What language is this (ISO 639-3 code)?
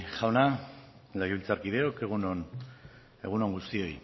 eus